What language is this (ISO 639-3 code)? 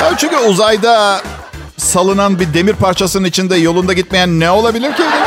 tur